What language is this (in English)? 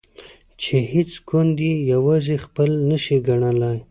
Pashto